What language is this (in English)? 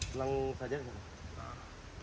Indonesian